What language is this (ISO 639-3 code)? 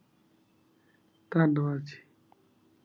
pan